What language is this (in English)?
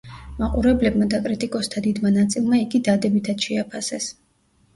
Georgian